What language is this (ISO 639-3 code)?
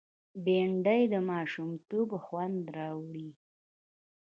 pus